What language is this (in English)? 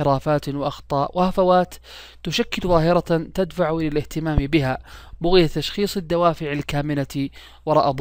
Arabic